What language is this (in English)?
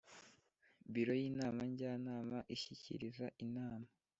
Kinyarwanda